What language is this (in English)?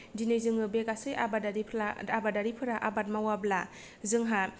Bodo